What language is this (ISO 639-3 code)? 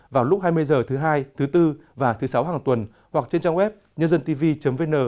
vie